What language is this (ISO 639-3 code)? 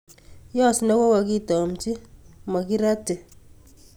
kln